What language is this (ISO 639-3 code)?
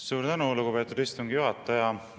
est